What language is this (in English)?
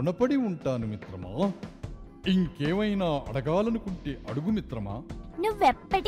Telugu